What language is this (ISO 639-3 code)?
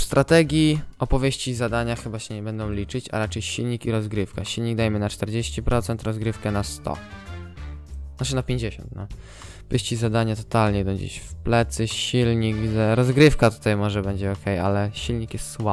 pol